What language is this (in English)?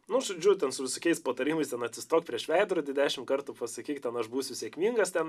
Lithuanian